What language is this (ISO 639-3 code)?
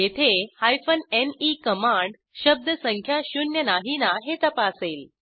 mar